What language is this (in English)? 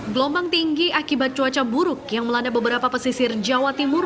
Indonesian